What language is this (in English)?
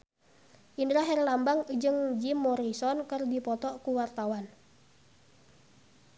Sundanese